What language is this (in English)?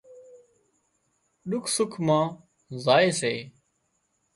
Wadiyara Koli